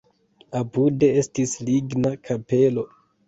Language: Esperanto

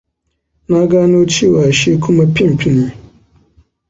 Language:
Hausa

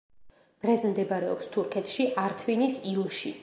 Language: Georgian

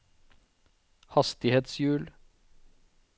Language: Norwegian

